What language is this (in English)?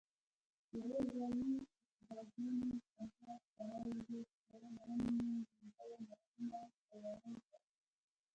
Pashto